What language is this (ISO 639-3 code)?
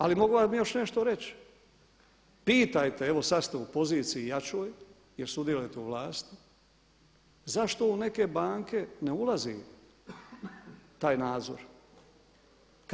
hrv